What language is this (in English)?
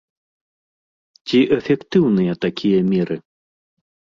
Belarusian